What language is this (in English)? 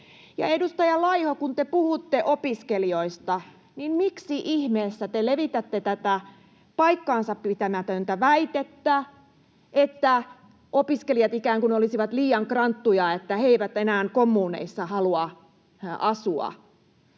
Finnish